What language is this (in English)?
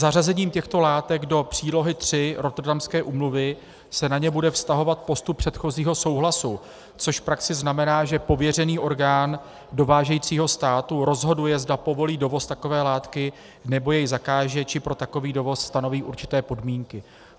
Czech